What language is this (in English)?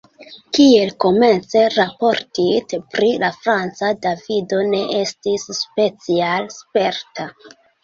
Esperanto